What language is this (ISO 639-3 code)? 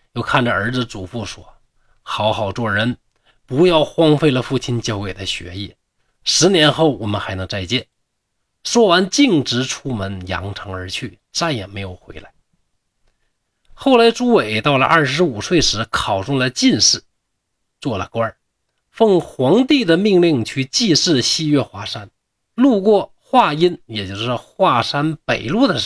zho